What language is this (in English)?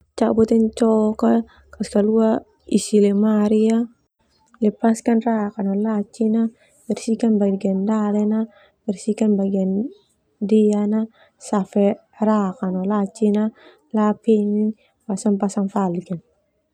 Termanu